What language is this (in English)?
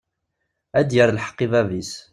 Kabyle